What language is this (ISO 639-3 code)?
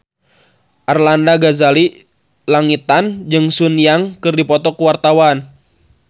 sun